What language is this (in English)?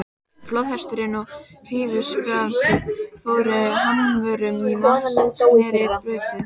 Icelandic